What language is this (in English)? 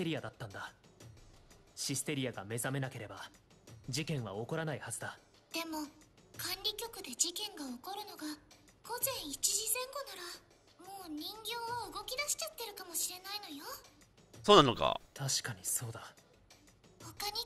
Japanese